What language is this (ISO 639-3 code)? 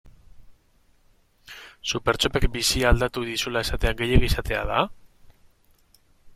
eus